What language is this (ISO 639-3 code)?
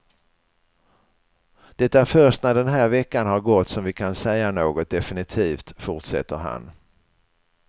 swe